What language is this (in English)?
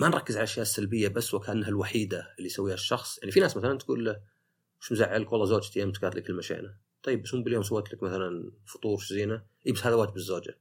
Arabic